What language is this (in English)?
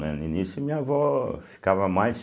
Portuguese